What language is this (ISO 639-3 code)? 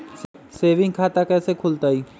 mag